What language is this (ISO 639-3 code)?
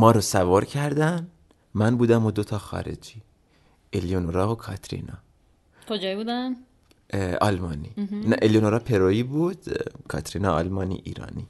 fas